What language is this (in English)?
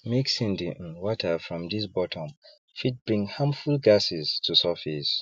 Nigerian Pidgin